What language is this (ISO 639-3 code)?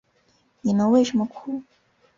zho